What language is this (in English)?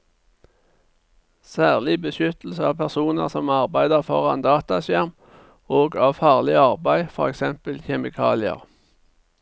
Norwegian